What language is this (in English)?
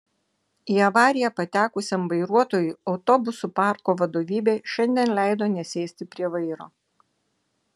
Lithuanian